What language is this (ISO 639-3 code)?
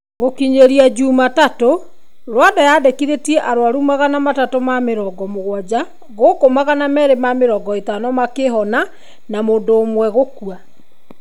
kik